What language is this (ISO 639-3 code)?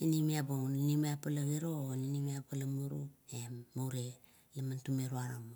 kto